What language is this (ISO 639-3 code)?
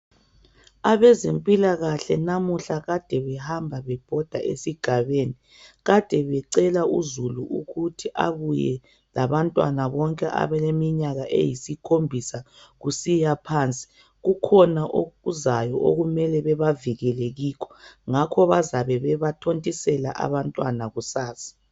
nde